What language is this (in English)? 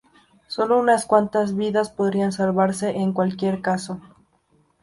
Spanish